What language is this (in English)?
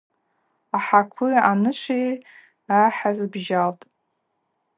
Abaza